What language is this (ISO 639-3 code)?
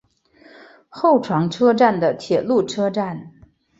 zho